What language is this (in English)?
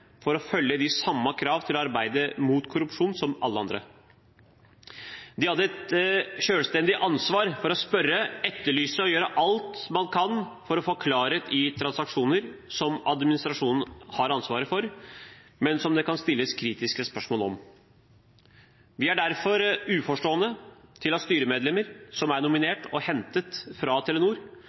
Norwegian Bokmål